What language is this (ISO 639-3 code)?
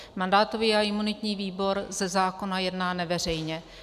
ces